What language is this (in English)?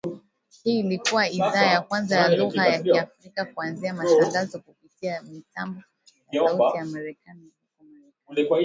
Swahili